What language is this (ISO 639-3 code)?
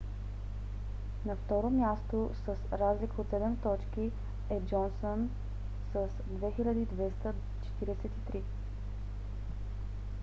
bul